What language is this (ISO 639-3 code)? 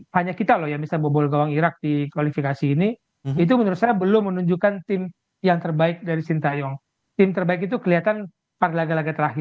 ind